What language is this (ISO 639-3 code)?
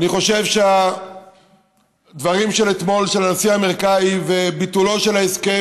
heb